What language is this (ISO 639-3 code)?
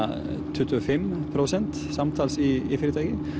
isl